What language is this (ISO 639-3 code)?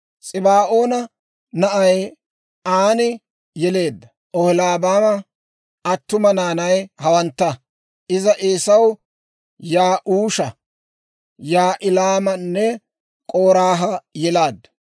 dwr